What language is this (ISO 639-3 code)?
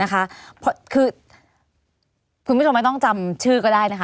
tha